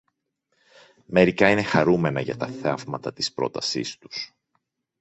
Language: Greek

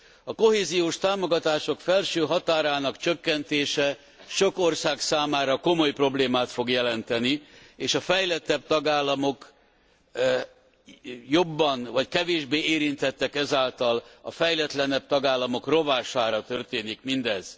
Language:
Hungarian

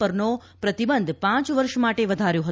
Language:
Gujarati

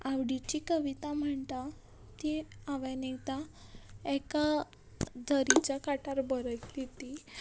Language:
Konkani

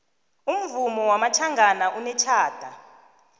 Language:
South Ndebele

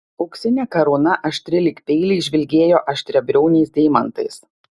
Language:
Lithuanian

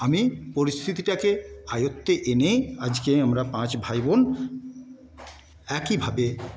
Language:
Bangla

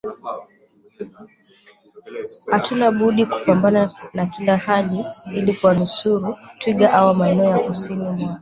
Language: Swahili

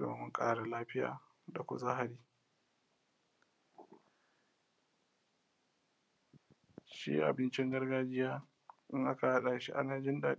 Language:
Hausa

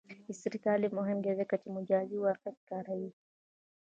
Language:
Pashto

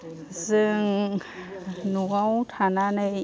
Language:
Bodo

